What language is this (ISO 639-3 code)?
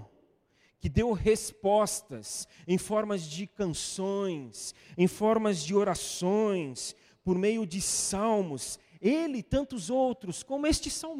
por